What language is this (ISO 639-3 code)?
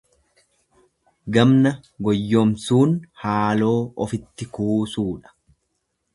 orm